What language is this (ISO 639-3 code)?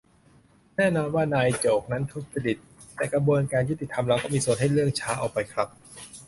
tha